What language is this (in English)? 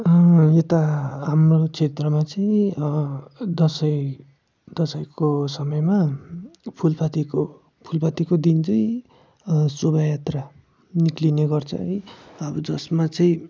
Nepali